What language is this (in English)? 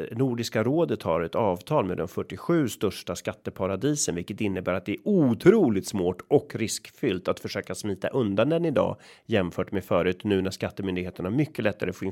Swedish